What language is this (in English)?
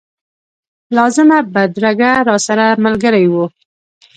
Pashto